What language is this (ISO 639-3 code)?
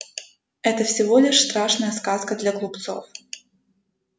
rus